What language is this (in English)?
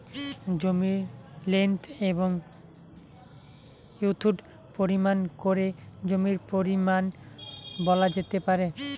Bangla